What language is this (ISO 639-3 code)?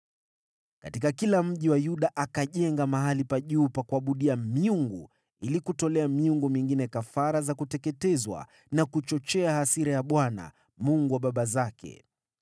swa